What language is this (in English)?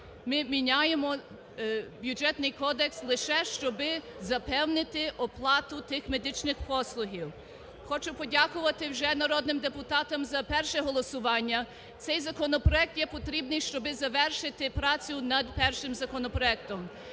Ukrainian